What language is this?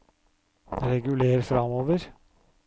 Norwegian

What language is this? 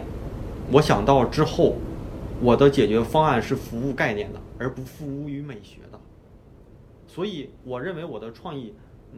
Chinese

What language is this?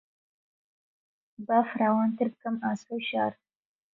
Central Kurdish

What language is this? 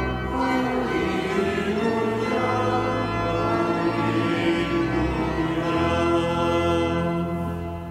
German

